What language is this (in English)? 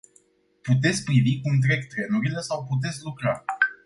Romanian